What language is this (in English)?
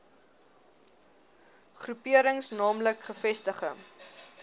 Afrikaans